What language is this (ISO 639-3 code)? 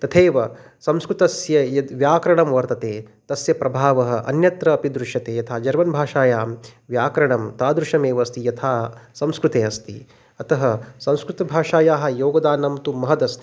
san